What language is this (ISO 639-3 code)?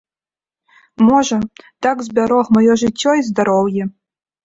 bel